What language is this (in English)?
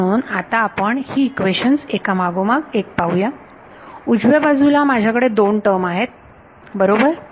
Marathi